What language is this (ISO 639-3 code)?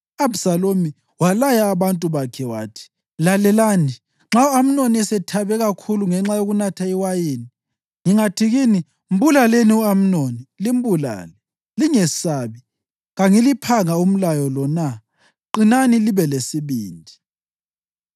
nde